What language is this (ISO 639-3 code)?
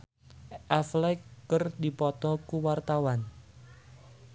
sun